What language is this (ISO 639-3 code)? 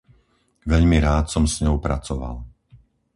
slk